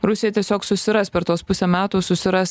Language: Lithuanian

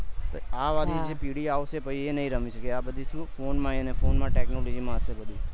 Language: Gujarati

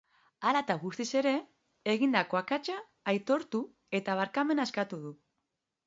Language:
Basque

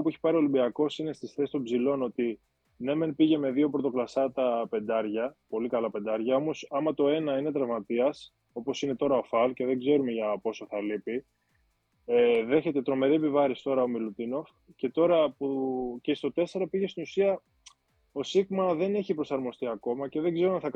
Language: Greek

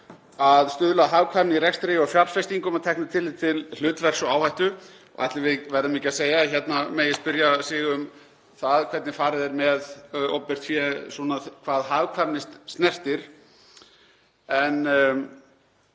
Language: Icelandic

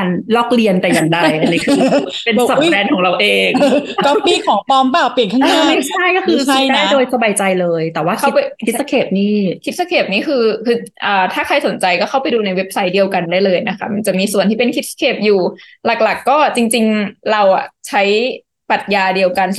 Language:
Thai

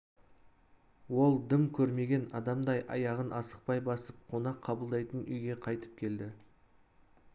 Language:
Kazakh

